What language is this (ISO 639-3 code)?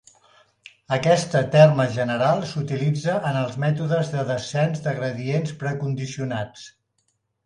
cat